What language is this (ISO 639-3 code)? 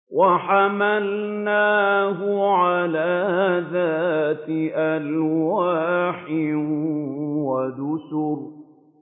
ara